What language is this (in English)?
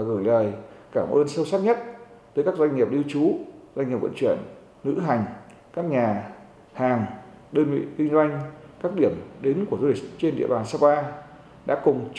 Vietnamese